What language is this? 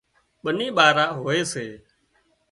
Wadiyara Koli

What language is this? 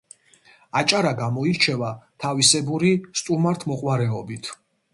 Georgian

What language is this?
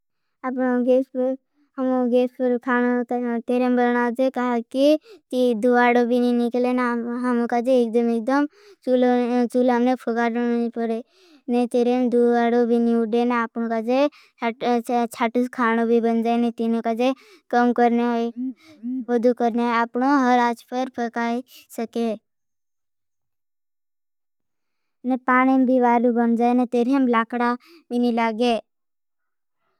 Bhili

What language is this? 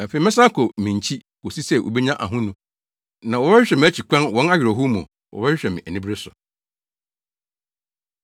Akan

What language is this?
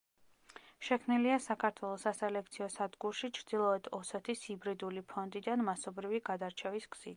Georgian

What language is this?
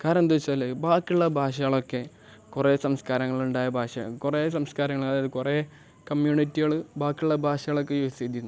Malayalam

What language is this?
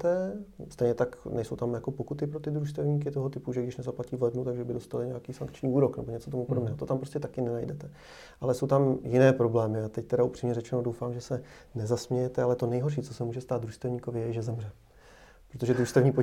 Czech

